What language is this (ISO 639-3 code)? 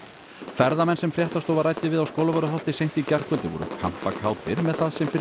isl